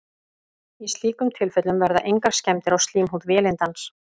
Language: Icelandic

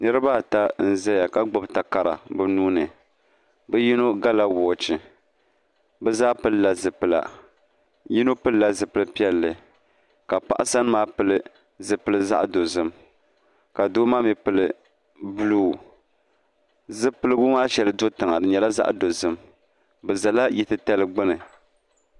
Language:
Dagbani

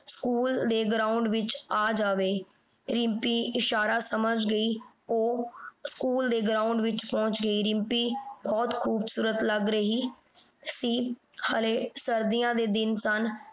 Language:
Punjabi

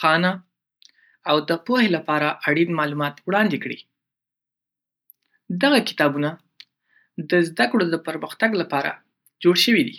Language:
Pashto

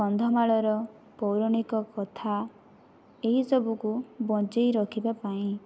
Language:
Odia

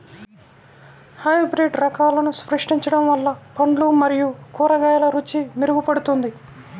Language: Telugu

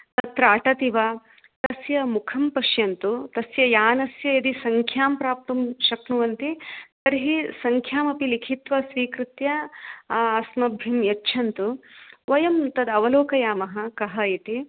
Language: Sanskrit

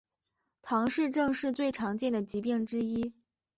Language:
Chinese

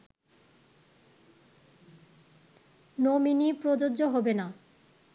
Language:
Bangla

